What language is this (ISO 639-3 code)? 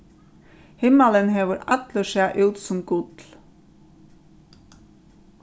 fao